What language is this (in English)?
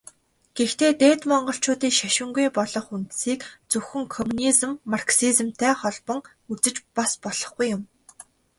Mongolian